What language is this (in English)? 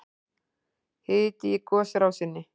Icelandic